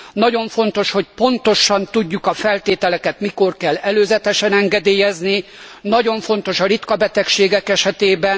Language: Hungarian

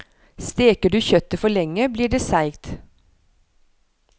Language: Norwegian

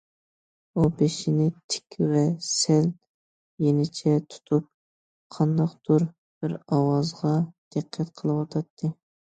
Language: Uyghur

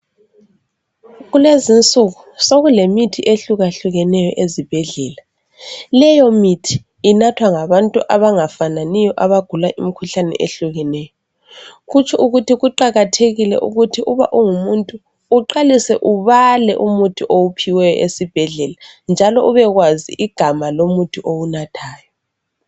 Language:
North Ndebele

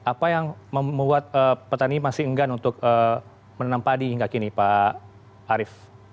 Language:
Indonesian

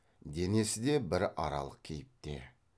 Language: Kazakh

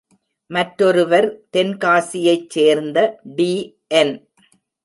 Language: Tamil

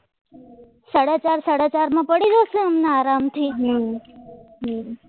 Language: Gujarati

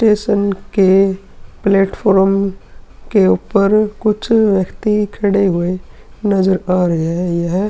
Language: Hindi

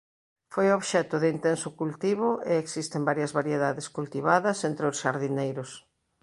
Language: Galician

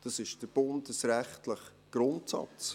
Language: Swiss German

